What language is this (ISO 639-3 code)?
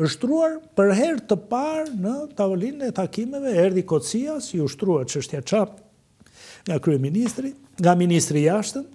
ron